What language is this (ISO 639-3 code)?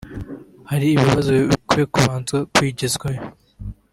kin